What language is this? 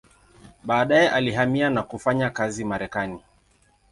Swahili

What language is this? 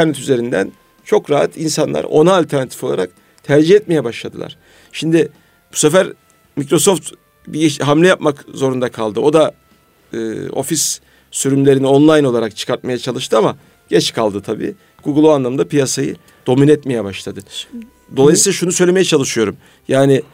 Turkish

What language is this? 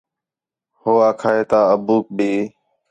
Khetrani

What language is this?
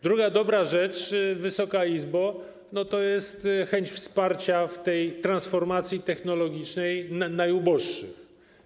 Polish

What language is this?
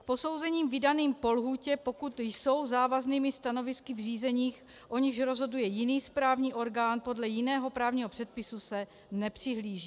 Czech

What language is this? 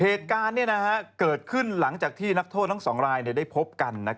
Thai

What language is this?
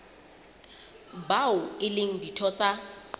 Southern Sotho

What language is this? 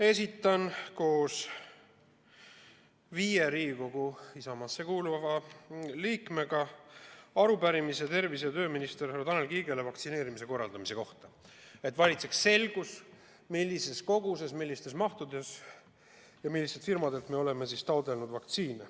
Estonian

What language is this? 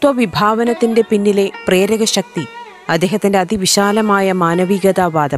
Malayalam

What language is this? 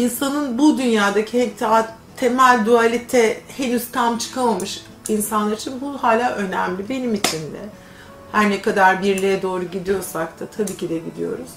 Turkish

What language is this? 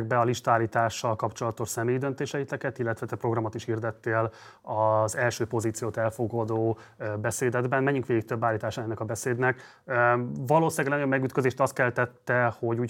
Hungarian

